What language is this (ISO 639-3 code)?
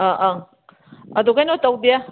mni